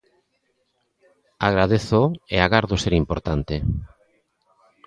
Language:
Galician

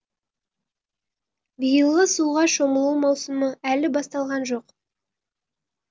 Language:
Kazakh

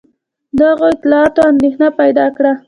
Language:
Pashto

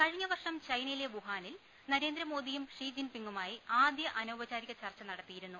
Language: Malayalam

